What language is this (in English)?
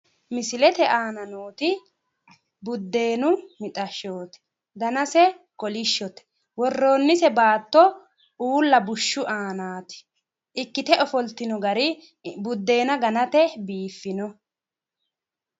Sidamo